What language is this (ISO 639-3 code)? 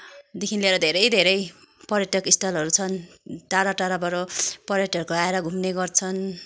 nep